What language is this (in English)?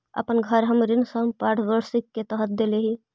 Magahi